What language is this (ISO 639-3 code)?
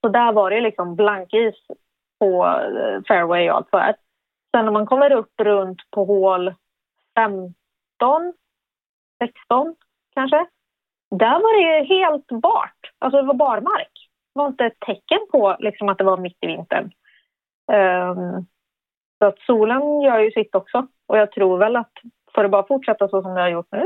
swe